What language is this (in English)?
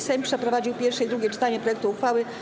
Polish